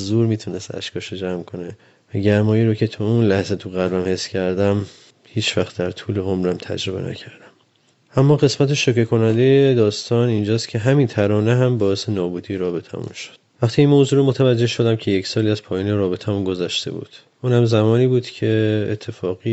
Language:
Persian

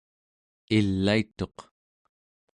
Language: Central Yupik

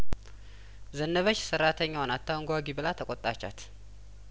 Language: Amharic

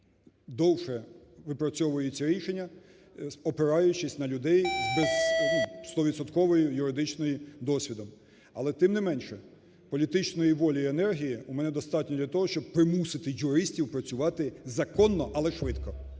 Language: Ukrainian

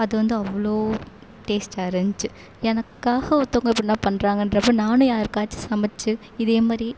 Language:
Tamil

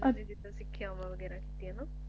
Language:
Punjabi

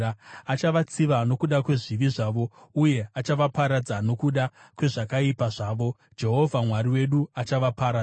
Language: Shona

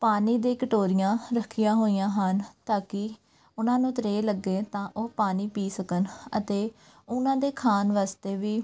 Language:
Punjabi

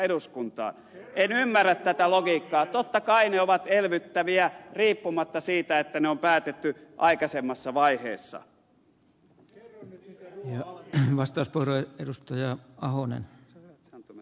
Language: Finnish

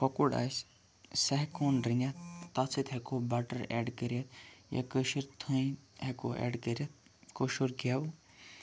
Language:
Kashmiri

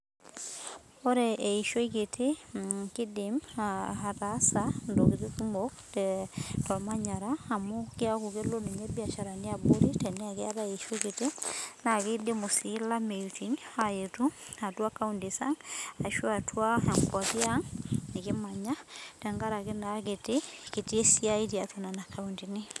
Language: Masai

